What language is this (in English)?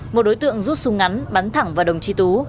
Vietnamese